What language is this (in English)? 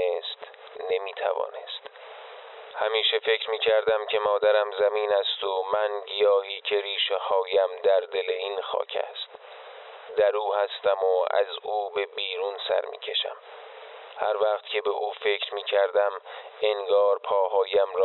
Persian